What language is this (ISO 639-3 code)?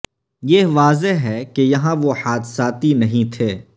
urd